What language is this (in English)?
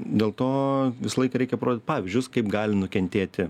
Lithuanian